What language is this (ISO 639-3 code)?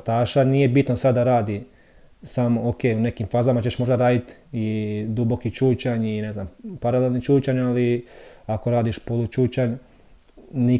hrv